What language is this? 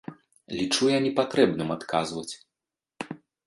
Belarusian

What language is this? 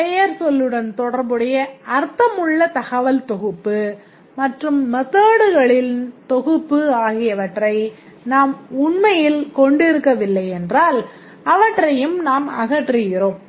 Tamil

